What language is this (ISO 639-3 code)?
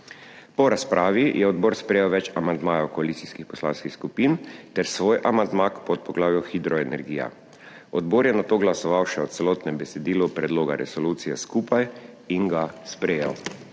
slv